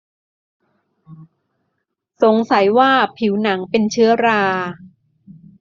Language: Thai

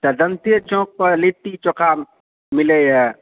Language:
Maithili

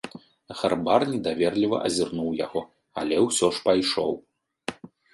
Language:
Belarusian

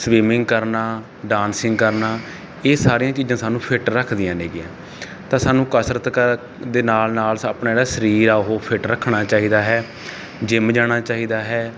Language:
Punjabi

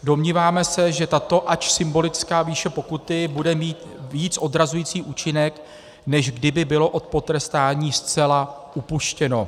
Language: Czech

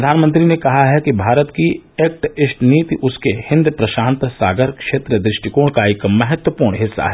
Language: Hindi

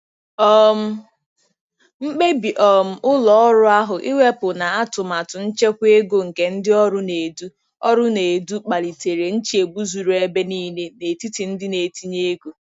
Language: Igbo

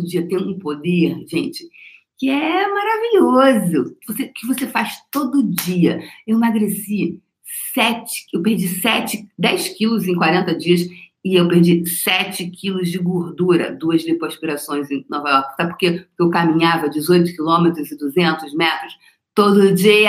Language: Portuguese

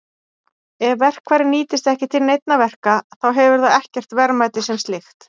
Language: Icelandic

